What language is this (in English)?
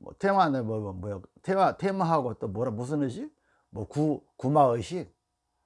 Korean